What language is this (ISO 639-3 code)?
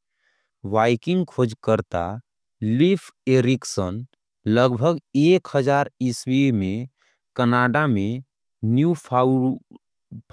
anp